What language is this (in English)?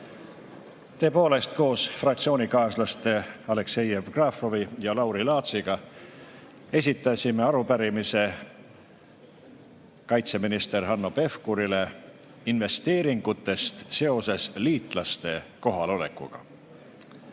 Estonian